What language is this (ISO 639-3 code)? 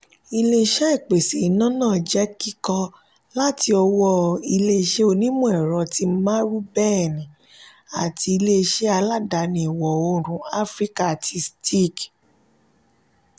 yor